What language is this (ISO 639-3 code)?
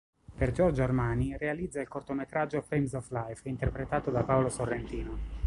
ita